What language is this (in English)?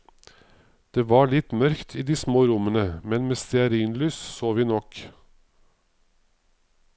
Norwegian